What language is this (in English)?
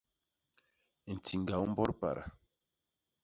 Basaa